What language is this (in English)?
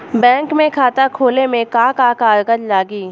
Bhojpuri